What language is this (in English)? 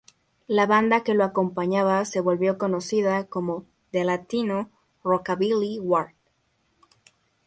Spanish